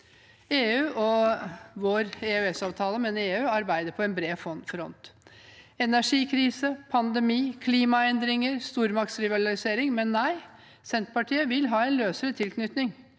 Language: Norwegian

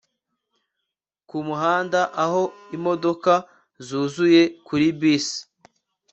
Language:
Kinyarwanda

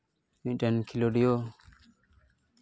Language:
Santali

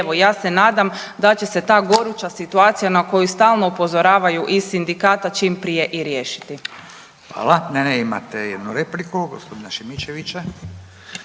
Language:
Croatian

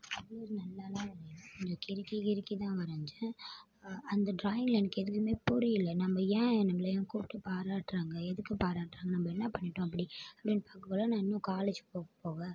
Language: Tamil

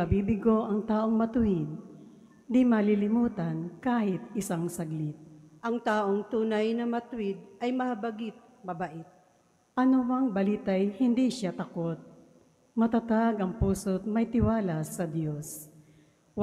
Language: Filipino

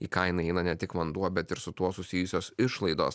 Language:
Lithuanian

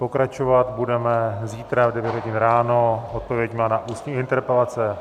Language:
Czech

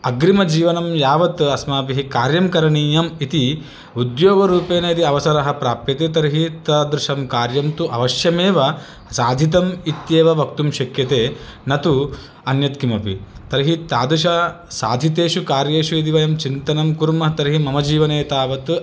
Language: Sanskrit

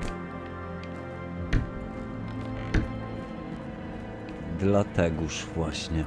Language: Polish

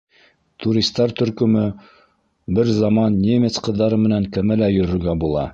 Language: Bashkir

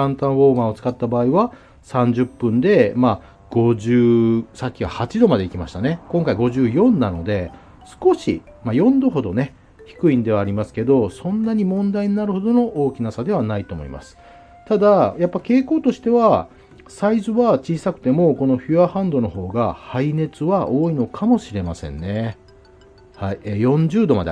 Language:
Japanese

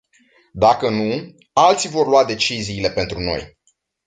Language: Romanian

